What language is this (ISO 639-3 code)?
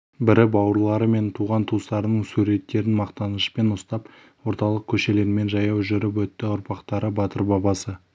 kaz